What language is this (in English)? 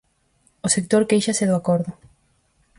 Galician